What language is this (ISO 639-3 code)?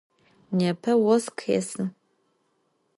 ady